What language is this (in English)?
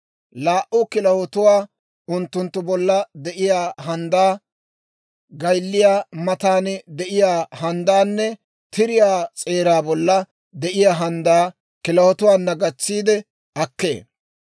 Dawro